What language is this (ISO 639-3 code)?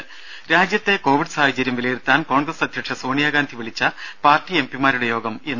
mal